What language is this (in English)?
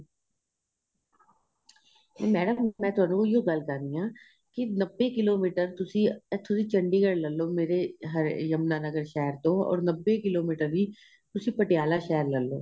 Punjabi